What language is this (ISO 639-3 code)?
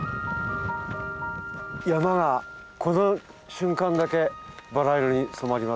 jpn